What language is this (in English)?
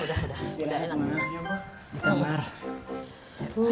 Indonesian